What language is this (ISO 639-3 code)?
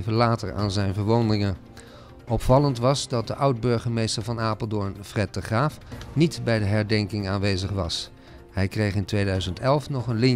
nld